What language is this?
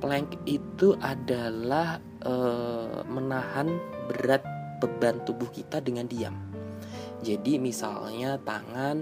Indonesian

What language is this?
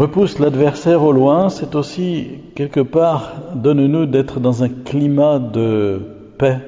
French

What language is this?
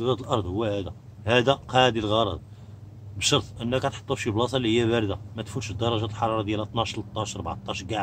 Arabic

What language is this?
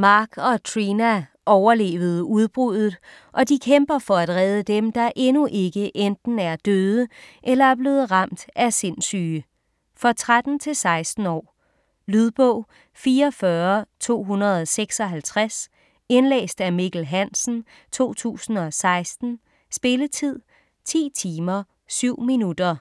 Danish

